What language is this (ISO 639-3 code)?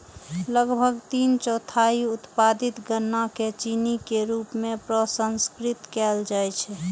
mai